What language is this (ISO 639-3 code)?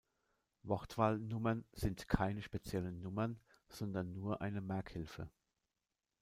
deu